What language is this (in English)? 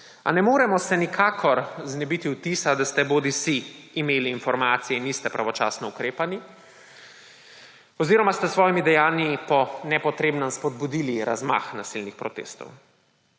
Slovenian